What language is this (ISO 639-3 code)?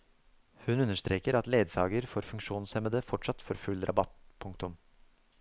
nor